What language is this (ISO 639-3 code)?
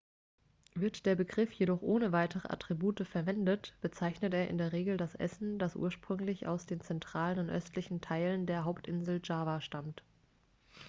deu